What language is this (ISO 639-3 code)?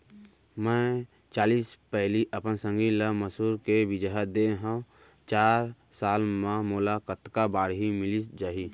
hne